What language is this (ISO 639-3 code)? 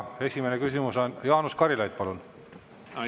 est